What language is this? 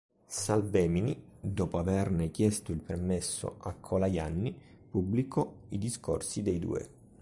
Italian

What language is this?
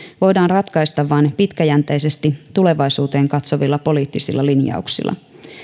Finnish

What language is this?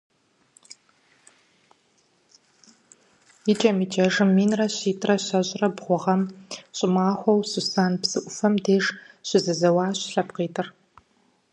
Kabardian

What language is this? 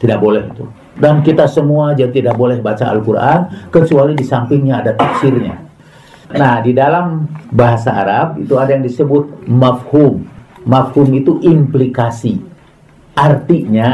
Indonesian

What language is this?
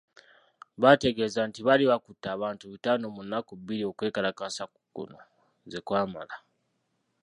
Ganda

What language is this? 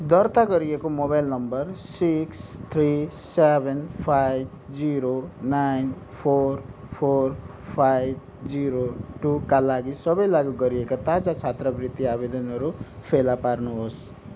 Nepali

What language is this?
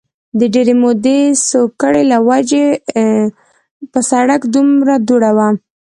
Pashto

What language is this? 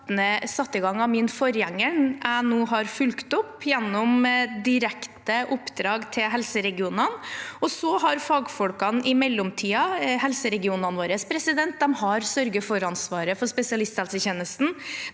Norwegian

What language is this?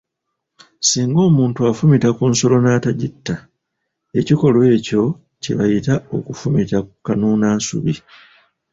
Ganda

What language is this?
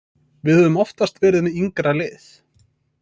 Icelandic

